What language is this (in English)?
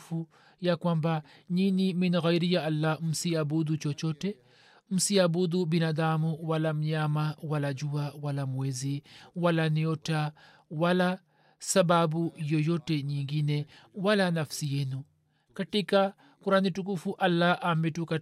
Swahili